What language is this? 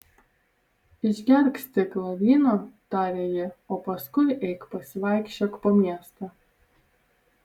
Lithuanian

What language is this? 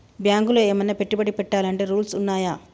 Telugu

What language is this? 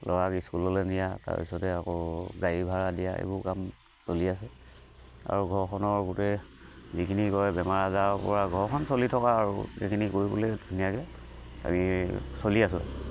Assamese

